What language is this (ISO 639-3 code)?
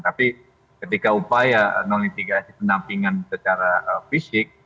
ind